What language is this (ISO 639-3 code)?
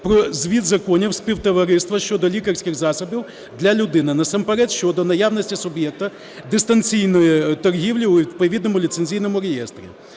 ukr